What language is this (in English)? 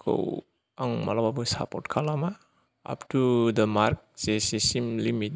Bodo